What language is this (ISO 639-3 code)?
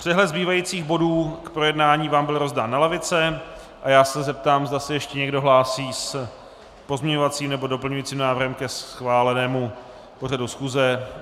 ces